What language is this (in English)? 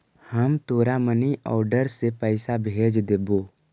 Magahi